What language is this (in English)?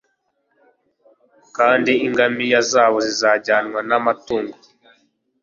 Kinyarwanda